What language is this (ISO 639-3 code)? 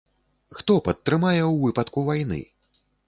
bel